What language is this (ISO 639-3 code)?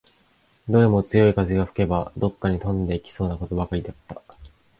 jpn